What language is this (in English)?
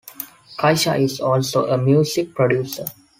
English